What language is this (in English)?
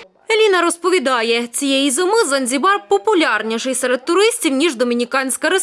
Ukrainian